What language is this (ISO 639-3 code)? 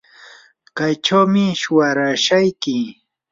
qur